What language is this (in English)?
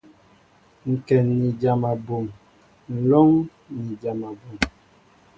Mbo (Cameroon)